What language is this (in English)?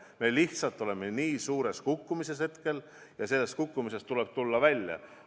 Estonian